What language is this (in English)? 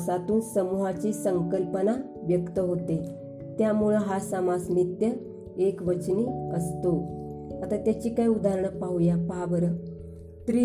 Marathi